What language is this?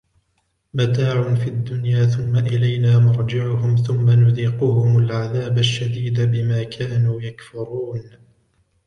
Arabic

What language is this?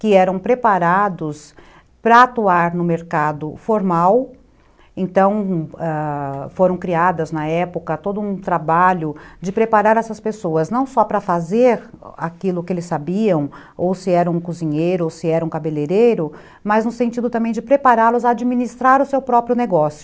Portuguese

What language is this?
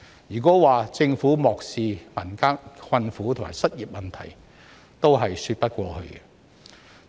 Cantonese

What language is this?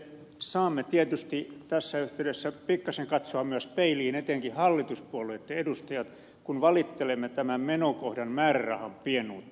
Finnish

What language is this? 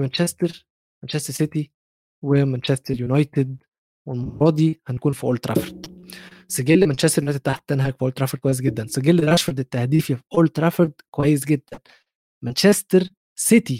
Arabic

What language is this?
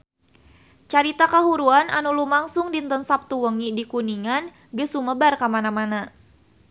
Sundanese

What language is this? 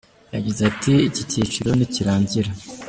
Kinyarwanda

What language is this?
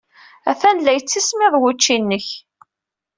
Kabyle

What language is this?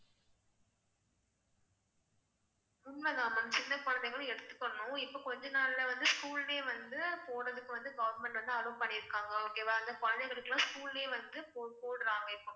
Tamil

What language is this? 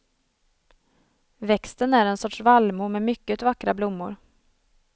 Swedish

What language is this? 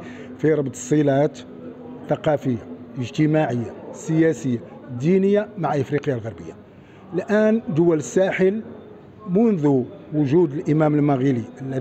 Arabic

